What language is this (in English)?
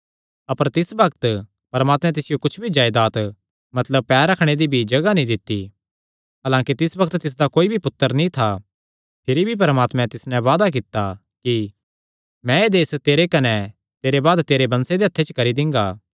Kangri